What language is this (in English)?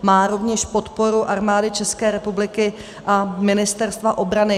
Czech